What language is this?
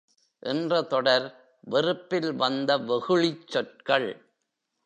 Tamil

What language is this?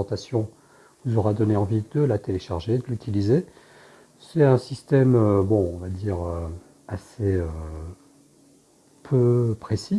French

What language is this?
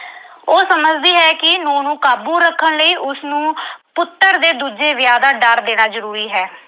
Punjabi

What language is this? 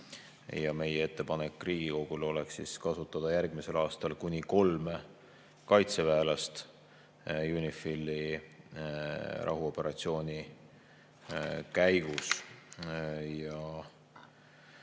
Estonian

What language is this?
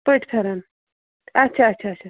Kashmiri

